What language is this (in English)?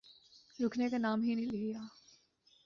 Urdu